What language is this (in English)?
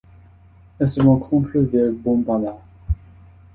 French